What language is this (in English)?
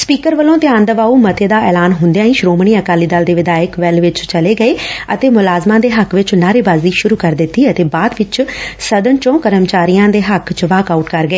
Punjabi